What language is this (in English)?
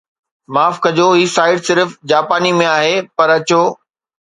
Sindhi